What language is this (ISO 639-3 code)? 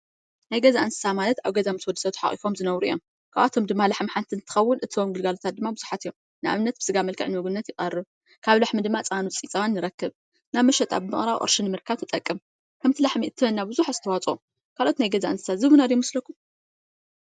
tir